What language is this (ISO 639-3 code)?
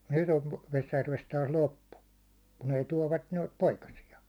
fin